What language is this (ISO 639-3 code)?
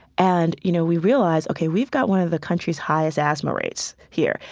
eng